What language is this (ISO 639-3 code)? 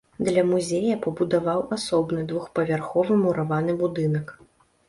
bel